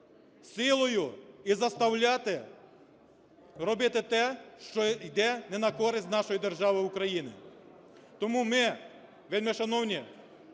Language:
Ukrainian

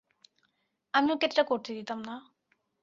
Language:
Bangla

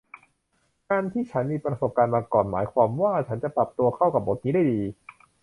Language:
Thai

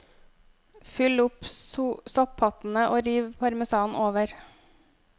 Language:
Norwegian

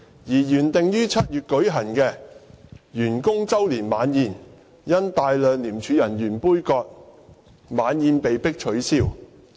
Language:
Cantonese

